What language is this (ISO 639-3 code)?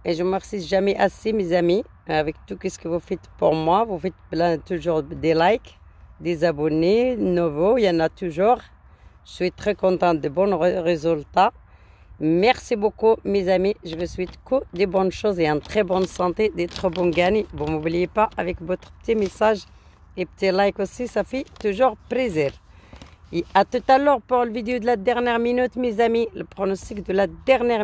fra